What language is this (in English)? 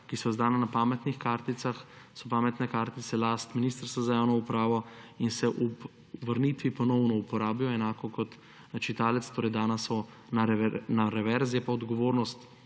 Slovenian